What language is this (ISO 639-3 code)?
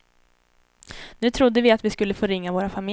swe